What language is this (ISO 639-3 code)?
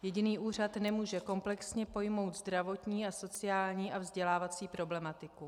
ces